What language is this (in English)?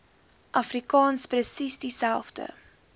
Afrikaans